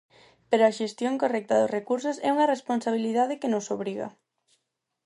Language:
Galician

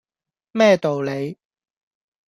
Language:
Cantonese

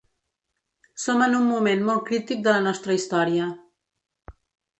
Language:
Catalan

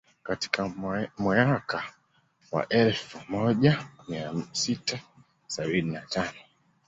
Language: Swahili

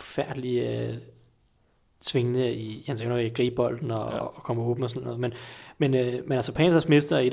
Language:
Danish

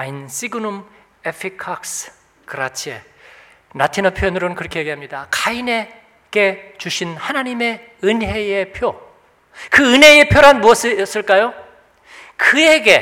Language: Korean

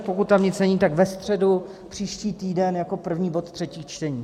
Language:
Czech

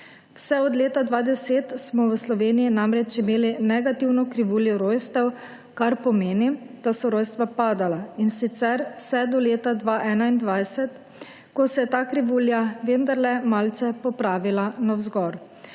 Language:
Slovenian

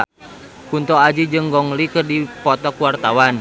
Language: Sundanese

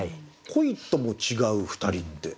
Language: Japanese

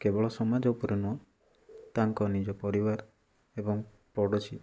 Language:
Odia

